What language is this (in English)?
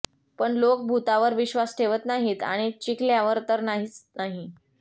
Marathi